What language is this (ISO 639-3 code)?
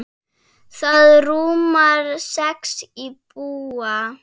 isl